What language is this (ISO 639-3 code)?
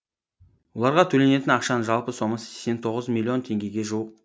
kaz